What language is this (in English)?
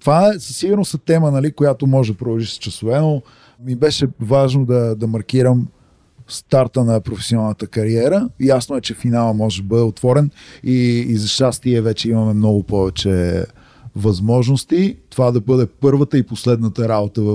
Bulgarian